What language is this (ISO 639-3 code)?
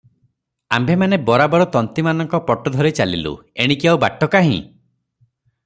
ori